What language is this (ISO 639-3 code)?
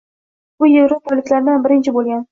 uzb